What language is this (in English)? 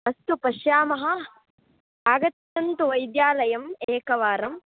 Sanskrit